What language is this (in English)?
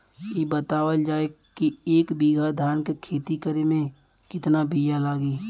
Bhojpuri